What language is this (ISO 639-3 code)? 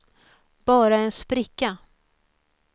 swe